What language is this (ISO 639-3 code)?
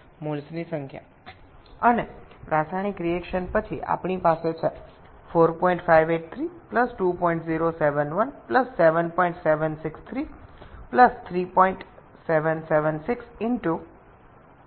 ben